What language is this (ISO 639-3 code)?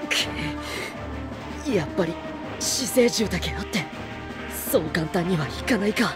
jpn